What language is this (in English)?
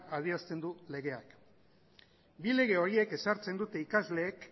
Basque